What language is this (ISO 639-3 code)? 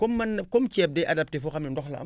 wol